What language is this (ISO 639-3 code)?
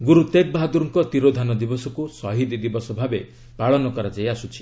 ori